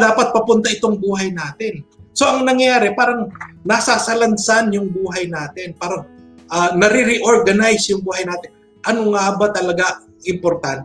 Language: Filipino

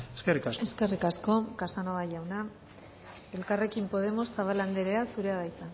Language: Basque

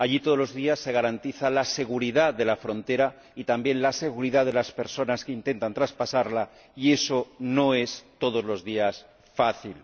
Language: Spanish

